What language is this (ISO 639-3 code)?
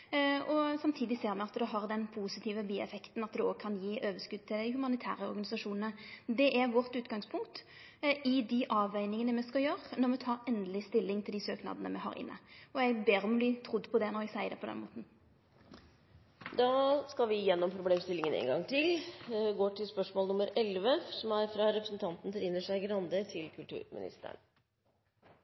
nor